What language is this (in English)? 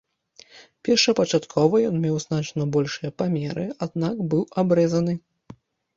Belarusian